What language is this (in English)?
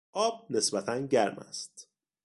Persian